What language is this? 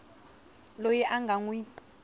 Tsonga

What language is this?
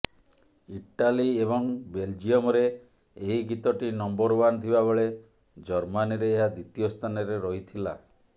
Odia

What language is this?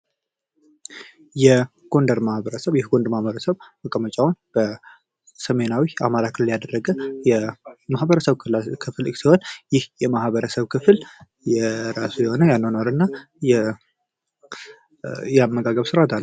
Amharic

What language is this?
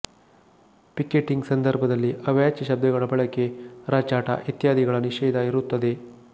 Kannada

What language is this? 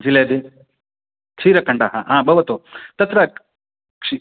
Sanskrit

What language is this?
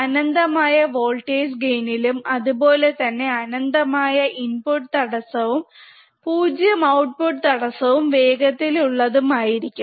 Malayalam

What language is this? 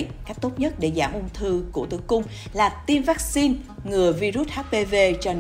Vietnamese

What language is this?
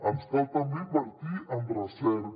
Catalan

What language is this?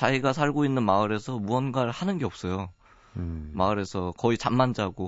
Korean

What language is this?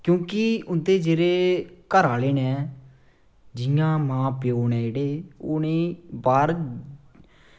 Dogri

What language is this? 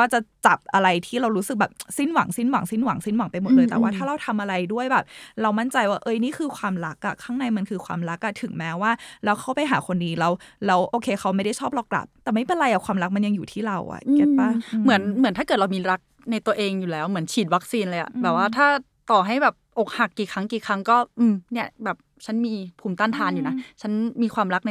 Thai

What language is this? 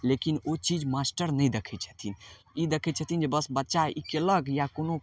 Maithili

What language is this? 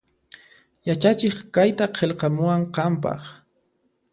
Puno Quechua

